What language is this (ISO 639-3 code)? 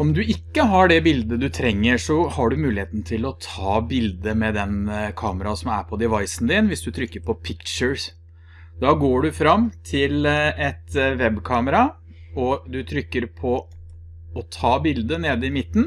nor